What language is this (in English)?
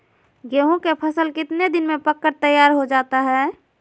Magahi